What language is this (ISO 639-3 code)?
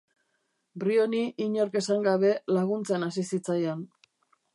eus